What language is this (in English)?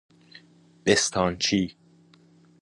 Persian